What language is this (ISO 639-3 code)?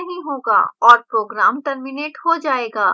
hin